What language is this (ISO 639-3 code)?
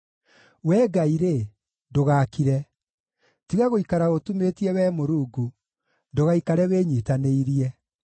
kik